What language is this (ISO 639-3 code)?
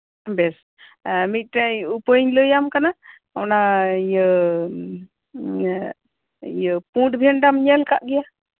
sat